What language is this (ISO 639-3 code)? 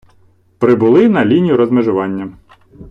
ukr